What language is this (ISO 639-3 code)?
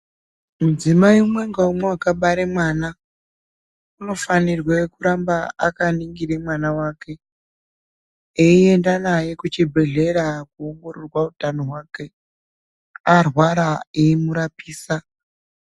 ndc